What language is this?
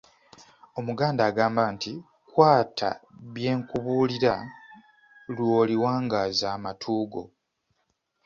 Ganda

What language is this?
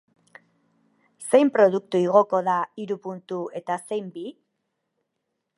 Basque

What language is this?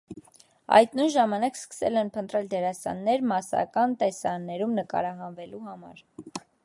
Armenian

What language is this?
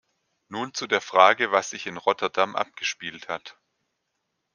German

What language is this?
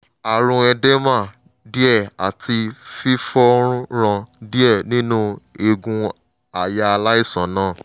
Yoruba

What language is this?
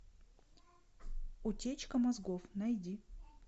Russian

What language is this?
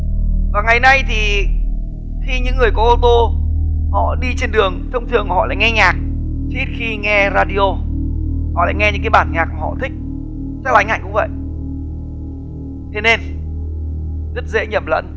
Vietnamese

